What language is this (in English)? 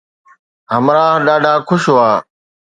Sindhi